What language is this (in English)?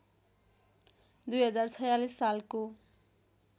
Nepali